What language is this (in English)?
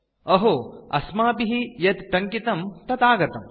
Sanskrit